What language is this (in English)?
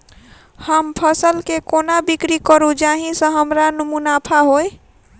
Maithili